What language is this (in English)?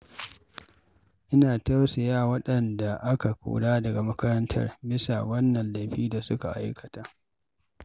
Hausa